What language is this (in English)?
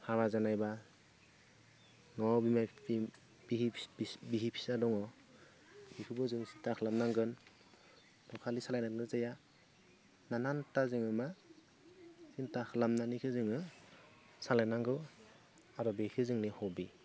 Bodo